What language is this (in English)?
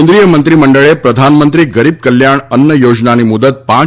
Gujarati